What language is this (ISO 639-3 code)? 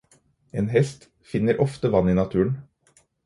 nob